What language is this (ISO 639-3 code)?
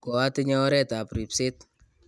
kln